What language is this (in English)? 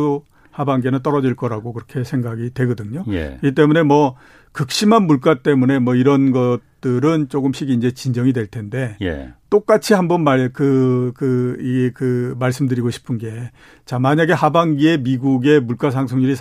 Korean